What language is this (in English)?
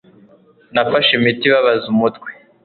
Kinyarwanda